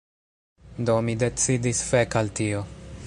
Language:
Esperanto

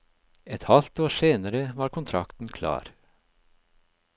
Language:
Norwegian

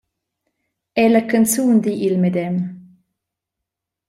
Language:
Romansh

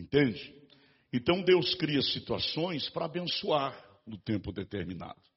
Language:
Portuguese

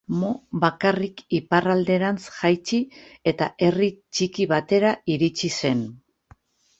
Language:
Basque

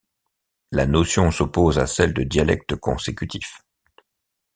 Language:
French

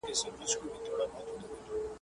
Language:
Pashto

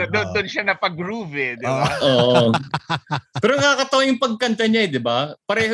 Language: Filipino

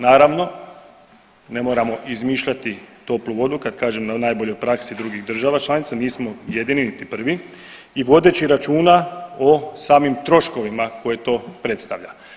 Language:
Croatian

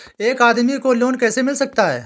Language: Hindi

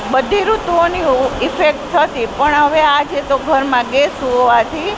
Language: Gujarati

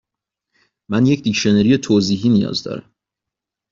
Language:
Persian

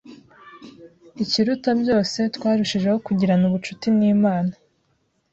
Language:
Kinyarwanda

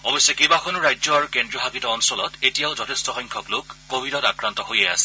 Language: Assamese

